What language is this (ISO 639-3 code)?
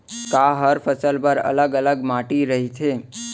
hne